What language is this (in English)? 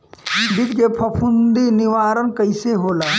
Bhojpuri